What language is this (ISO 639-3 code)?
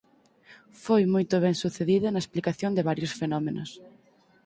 glg